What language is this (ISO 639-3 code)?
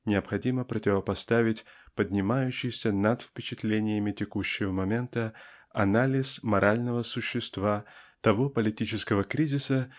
rus